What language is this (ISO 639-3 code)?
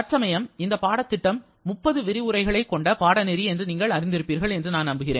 tam